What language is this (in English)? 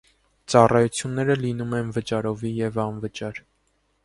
Armenian